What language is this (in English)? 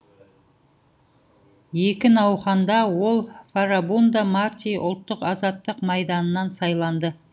Kazakh